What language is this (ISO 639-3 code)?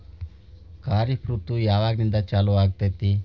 kan